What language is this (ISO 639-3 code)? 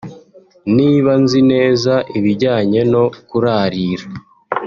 kin